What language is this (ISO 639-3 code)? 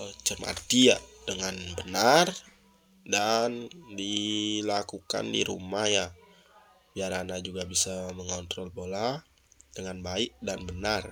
ind